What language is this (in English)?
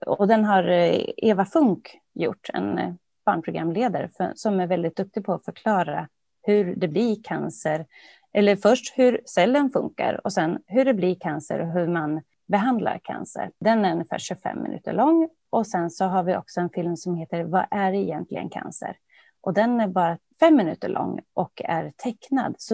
Swedish